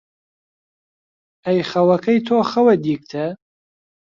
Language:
Central Kurdish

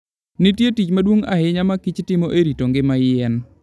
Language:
Luo (Kenya and Tanzania)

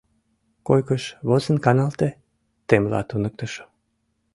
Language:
Mari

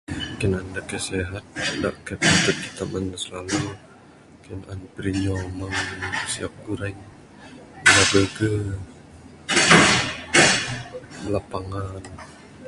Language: Bukar-Sadung Bidayuh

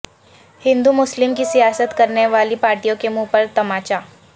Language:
Urdu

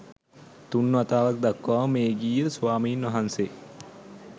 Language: Sinhala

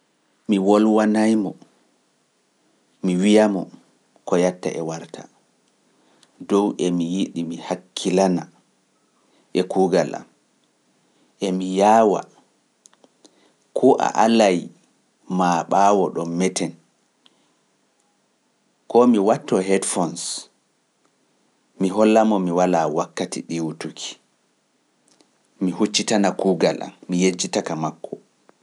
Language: Pular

